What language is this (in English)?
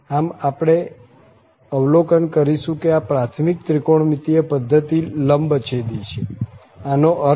Gujarati